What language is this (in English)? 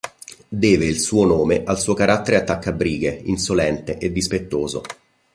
Italian